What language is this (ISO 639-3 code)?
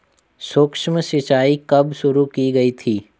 hin